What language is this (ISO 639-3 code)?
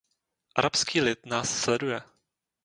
ces